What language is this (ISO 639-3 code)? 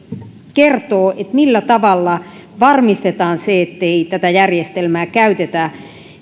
fin